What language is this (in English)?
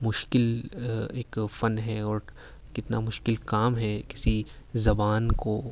Urdu